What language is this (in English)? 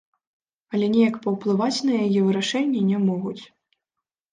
Belarusian